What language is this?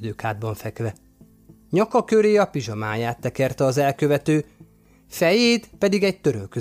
Hungarian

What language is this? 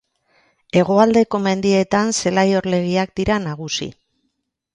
Basque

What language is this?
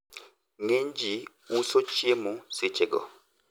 Luo (Kenya and Tanzania)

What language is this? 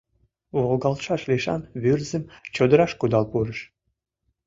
Mari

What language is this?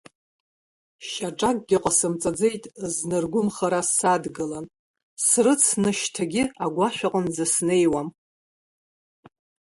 Abkhazian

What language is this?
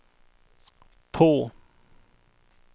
Swedish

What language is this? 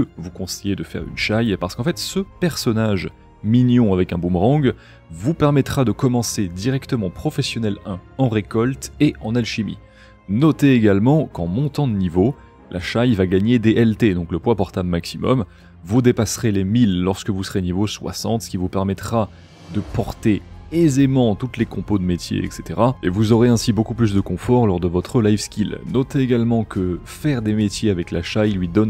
French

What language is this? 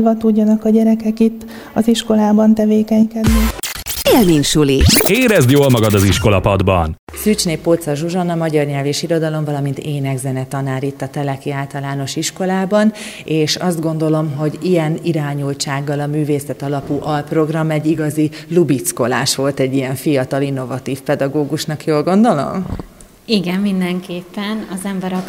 Hungarian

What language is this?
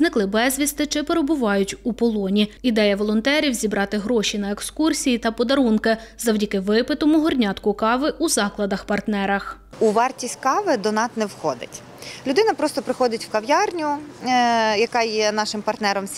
Ukrainian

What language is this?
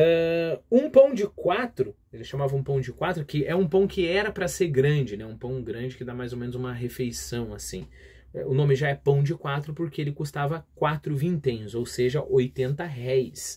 Portuguese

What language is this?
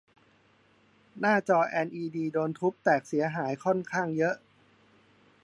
Thai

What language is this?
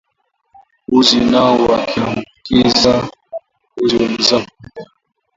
Swahili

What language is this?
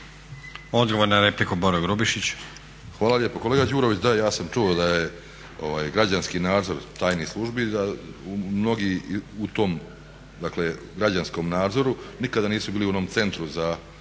Croatian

